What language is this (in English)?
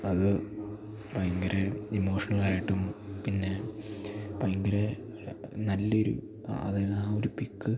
Malayalam